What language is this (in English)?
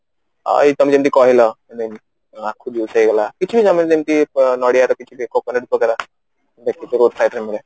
Odia